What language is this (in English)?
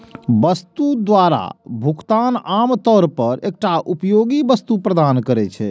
Maithili